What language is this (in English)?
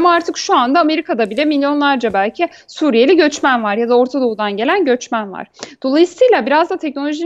Turkish